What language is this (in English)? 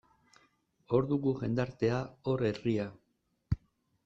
Basque